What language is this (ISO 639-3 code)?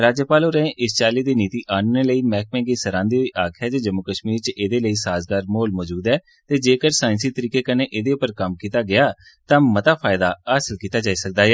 doi